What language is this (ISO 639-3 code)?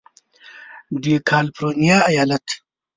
pus